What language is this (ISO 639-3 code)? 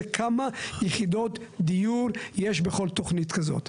heb